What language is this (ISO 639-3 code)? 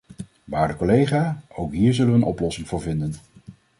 nld